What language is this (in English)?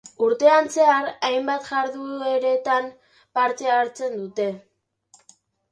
Basque